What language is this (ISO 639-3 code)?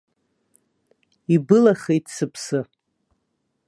abk